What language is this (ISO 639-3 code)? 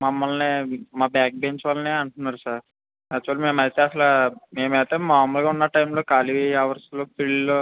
tel